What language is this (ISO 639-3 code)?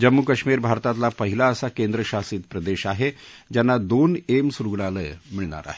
mar